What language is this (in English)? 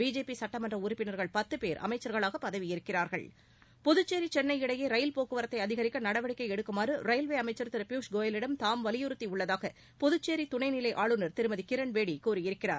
Tamil